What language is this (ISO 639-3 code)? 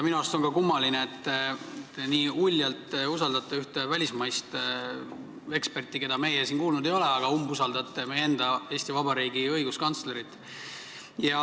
est